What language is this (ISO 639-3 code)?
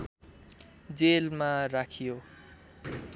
nep